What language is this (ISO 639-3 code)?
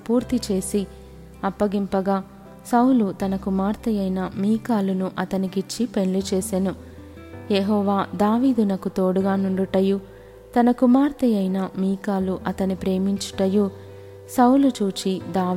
tel